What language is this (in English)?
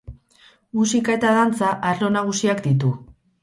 Basque